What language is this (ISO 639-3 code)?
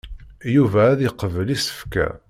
kab